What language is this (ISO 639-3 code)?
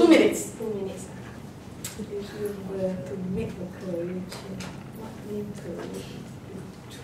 eng